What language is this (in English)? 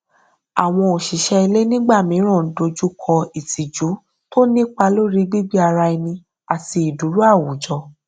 Yoruba